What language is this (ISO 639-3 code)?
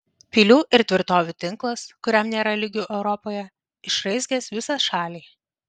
lit